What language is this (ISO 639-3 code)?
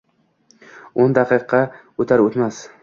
uzb